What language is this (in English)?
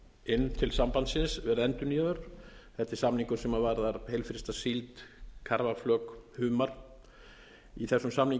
Icelandic